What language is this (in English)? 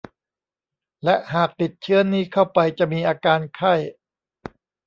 Thai